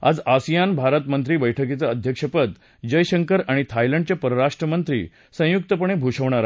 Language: Marathi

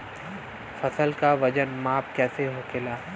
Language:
Bhojpuri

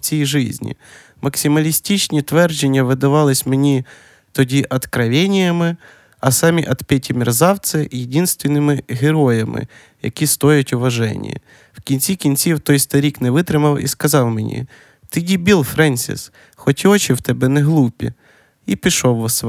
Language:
Ukrainian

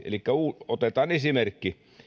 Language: Finnish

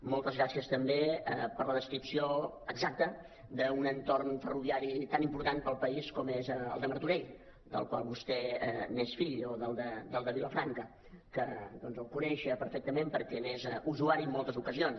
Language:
Catalan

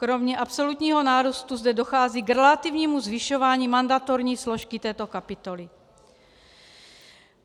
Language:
Czech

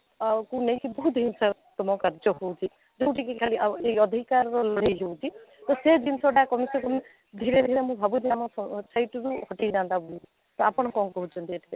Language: Odia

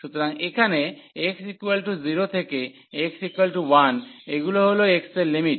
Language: Bangla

